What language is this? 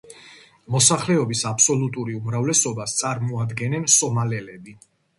Georgian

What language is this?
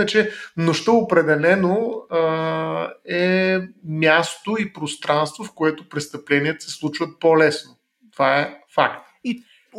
Bulgarian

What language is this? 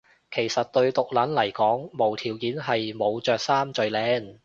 Cantonese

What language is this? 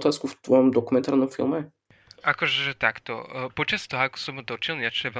Slovak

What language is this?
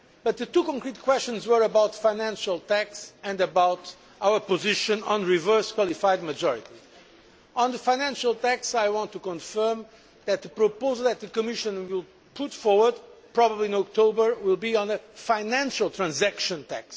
English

